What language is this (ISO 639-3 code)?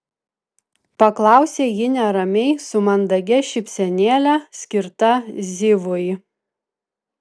lit